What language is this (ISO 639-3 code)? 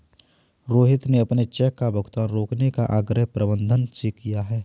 hin